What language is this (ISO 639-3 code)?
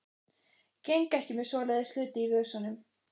isl